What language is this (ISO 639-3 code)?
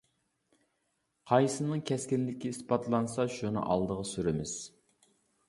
uig